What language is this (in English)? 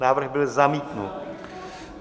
Czech